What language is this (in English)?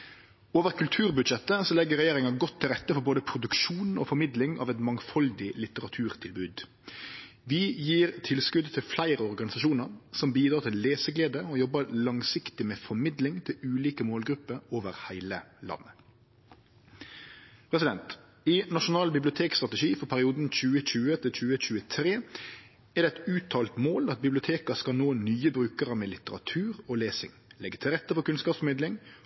Norwegian Nynorsk